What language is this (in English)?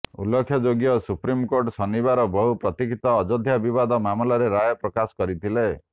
Odia